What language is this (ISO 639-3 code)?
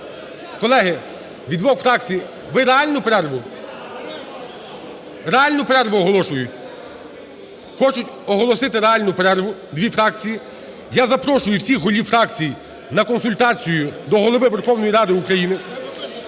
ukr